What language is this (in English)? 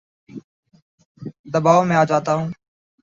Urdu